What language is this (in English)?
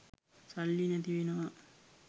Sinhala